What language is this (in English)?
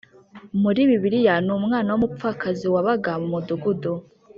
Kinyarwanda